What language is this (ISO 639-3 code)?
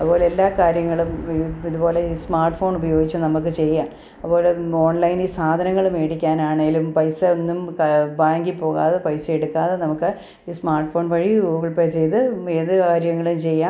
mal